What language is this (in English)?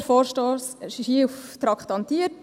Swiss German